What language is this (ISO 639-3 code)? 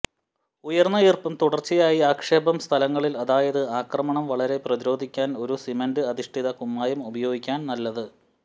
mal